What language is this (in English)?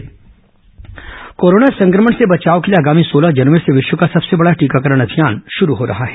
Hindi